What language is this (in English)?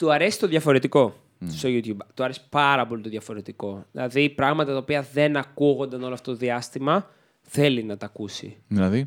Greek